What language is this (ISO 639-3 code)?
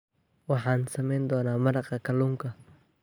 som